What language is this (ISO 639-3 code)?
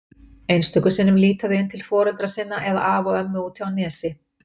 isl